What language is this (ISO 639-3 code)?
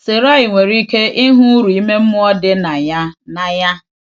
ibo